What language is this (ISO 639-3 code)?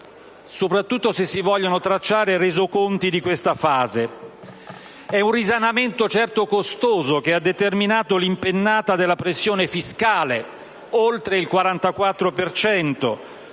ita